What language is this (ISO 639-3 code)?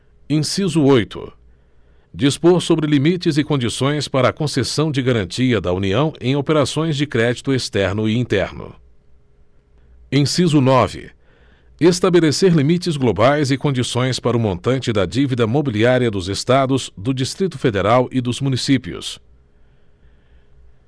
por